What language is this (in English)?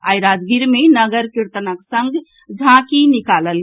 Maithili